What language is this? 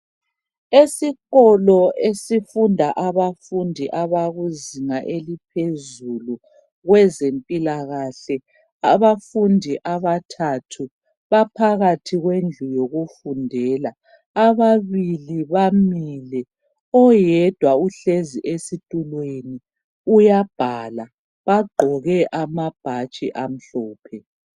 North Ndebele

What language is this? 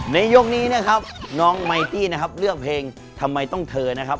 Thai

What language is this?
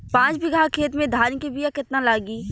Bhojpuri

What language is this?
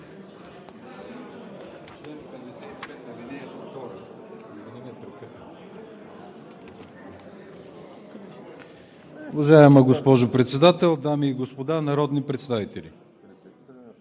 Bulgarian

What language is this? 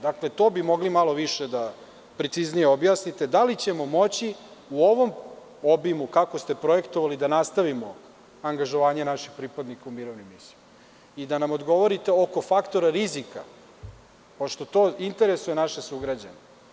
Serbian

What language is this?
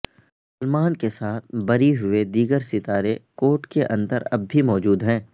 Urdu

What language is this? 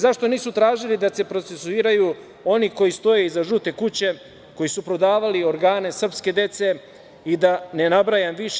Serbian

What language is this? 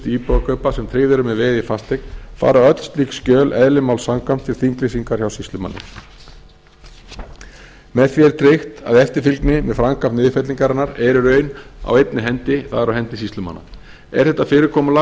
Icelandic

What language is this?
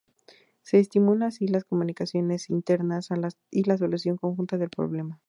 Spanish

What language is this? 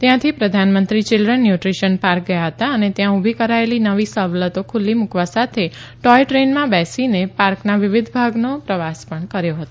Gujarati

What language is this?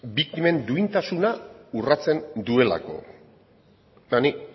Basque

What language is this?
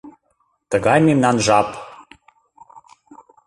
Mari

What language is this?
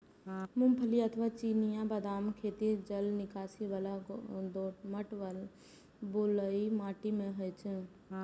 Maithili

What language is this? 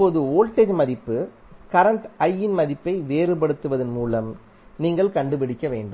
Tamil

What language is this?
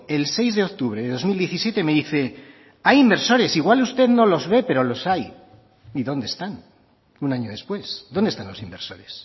Spanish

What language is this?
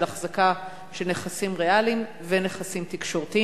Hebrew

